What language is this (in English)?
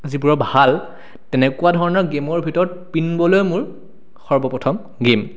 Assamese